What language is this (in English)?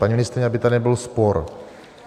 Czech